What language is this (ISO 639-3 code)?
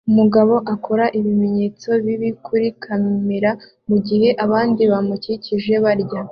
kin